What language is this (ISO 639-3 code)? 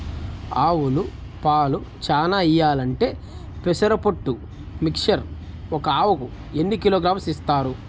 tel